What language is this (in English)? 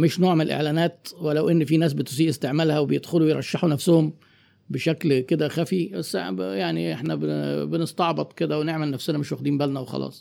Arabic